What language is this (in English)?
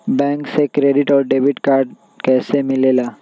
Magahi